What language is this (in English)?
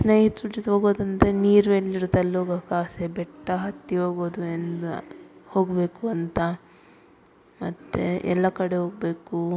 Kannada